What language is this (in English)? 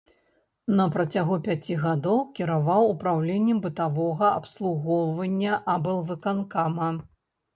Belarusian